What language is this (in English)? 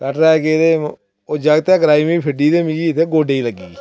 Dogri